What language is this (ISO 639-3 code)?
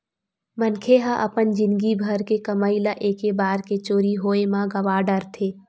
hne